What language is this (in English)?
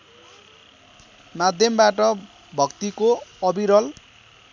Nepali